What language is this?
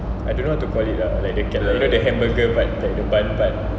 English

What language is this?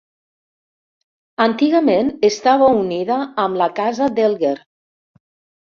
Catalan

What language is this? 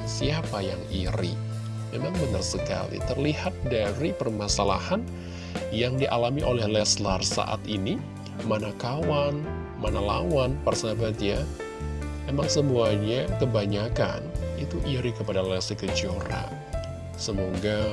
Indonesian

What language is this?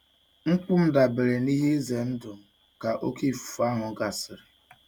Igbo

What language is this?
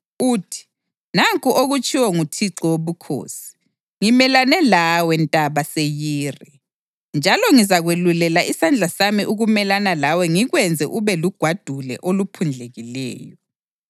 North Ndebele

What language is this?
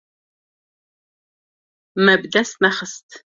Kurdish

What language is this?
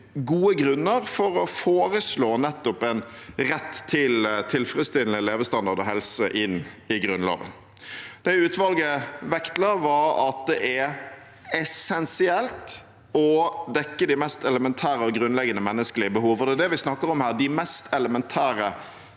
Norwegian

